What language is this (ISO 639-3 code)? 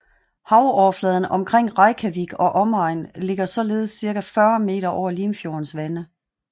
dan